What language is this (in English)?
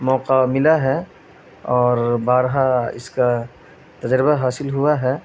Urdu